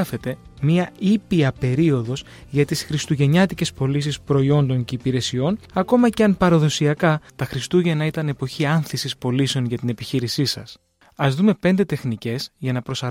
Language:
Greek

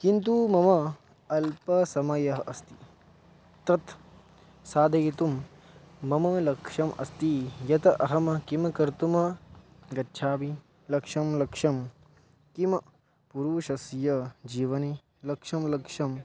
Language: Sanskrit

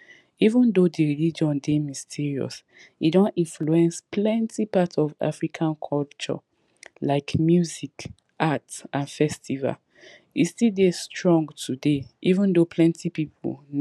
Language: Nigerian Pidgin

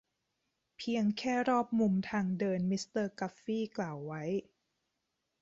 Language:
Thai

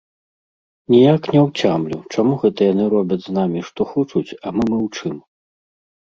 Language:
Belarusian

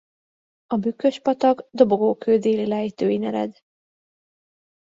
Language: Hungarian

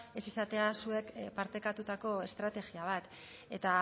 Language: Basque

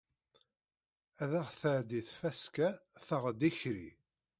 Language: Kabyle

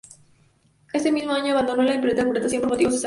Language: Spanish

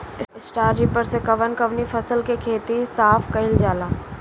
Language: Bhojpuri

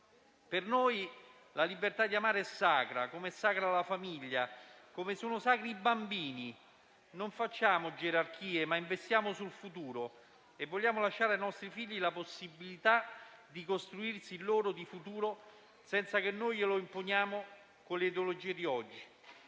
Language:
Italian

